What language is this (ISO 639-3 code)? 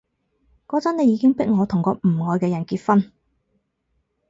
yue